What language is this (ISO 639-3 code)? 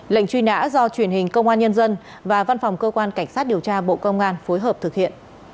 vie